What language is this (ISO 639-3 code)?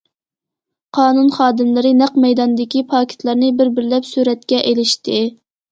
uig